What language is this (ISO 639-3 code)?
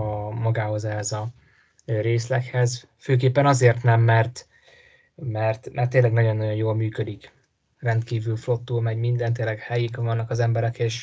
hun